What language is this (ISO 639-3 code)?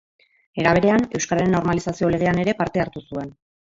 eus